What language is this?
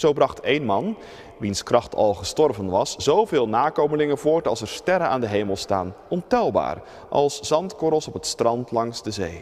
Dutch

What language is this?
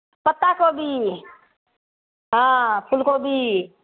Maithili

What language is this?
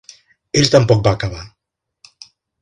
Catalan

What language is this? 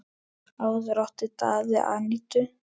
Icelandic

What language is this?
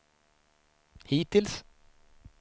Swedish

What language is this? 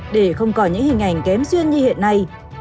Vietnamese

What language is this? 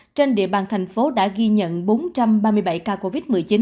Vietnamese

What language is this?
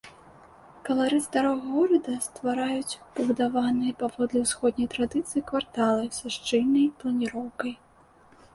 Belarusian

